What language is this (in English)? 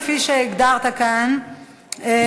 Hebrew